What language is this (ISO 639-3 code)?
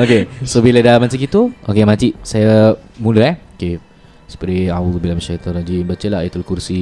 msa